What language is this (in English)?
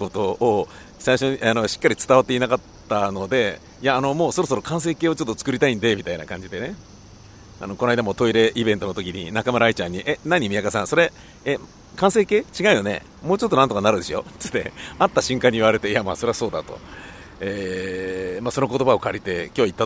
Japanese